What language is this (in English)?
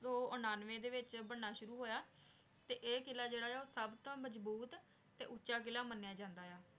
Punjabi